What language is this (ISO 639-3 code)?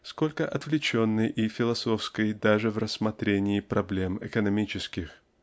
rus